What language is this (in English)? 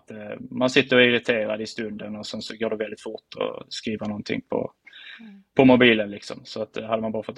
Swedish